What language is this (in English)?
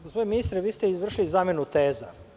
Serbian